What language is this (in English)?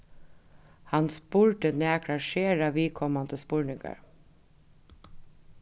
Faroese